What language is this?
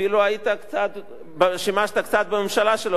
Hebrew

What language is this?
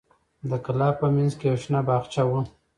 Pashto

